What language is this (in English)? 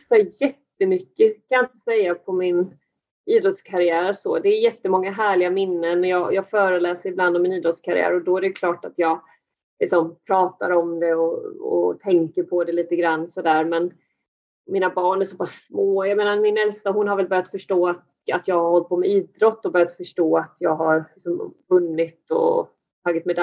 Swedish